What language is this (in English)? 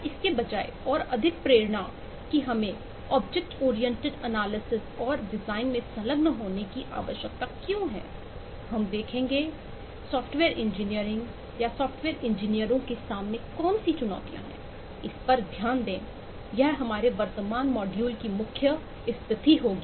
Hindi